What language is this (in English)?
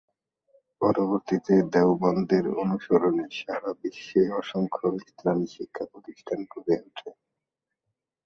Bangla